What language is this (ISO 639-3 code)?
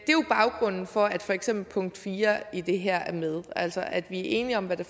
dan